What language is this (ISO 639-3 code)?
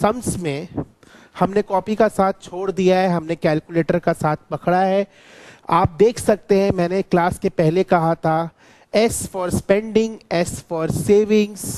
hin